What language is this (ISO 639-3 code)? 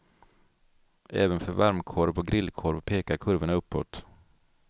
swe